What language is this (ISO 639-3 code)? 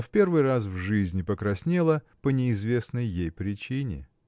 rus